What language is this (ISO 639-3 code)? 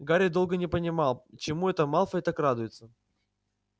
rus